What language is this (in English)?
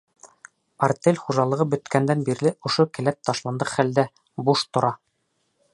Bashkir